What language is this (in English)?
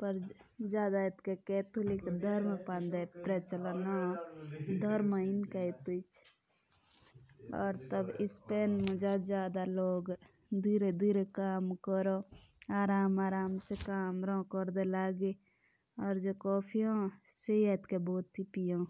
Jaunsari